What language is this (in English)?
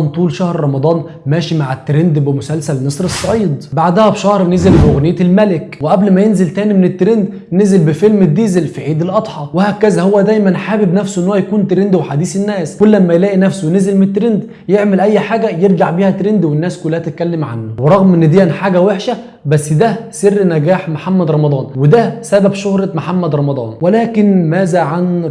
Arabic